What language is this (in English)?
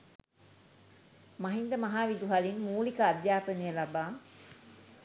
Sinhala